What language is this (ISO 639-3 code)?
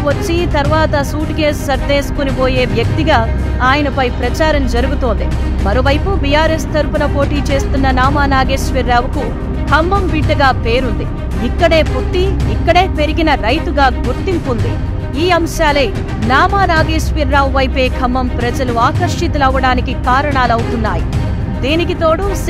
tel